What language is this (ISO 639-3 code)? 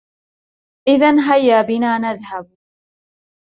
ara